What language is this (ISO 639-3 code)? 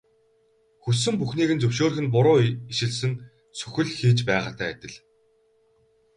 mon